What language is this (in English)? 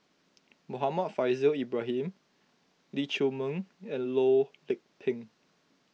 English